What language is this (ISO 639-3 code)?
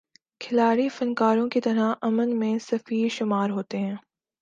urd